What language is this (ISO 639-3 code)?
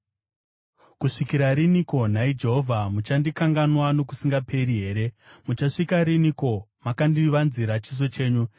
sna